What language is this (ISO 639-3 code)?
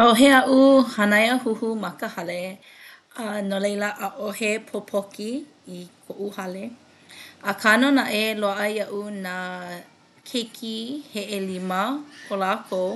haw